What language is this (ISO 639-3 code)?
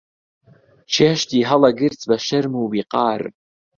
ckb